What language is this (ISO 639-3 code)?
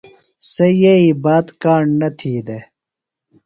phl